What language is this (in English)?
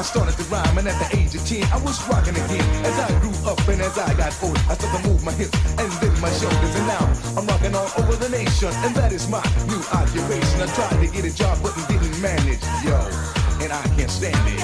Italian